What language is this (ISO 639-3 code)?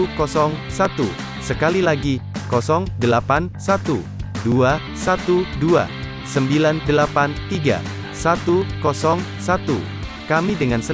ind